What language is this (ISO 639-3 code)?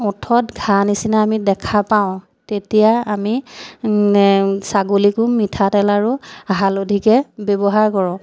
asm